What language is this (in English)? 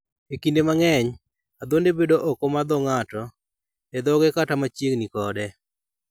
Luo (Kenya and Tanzania)